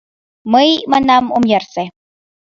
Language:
Mari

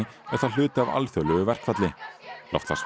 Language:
Icelandic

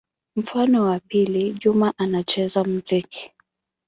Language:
Swahili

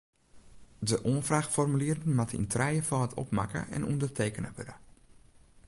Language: Western Frisian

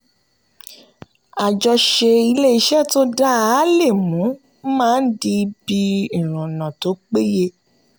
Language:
Yoruba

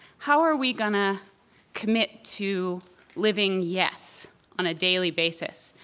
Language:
English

